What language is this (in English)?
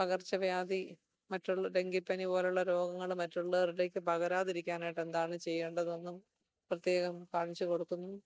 Malayalam